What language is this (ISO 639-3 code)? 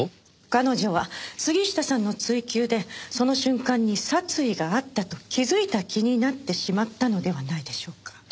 jpn